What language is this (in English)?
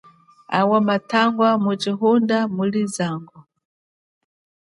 Chokwe